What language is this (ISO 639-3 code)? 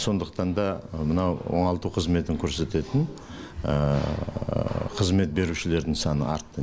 kaz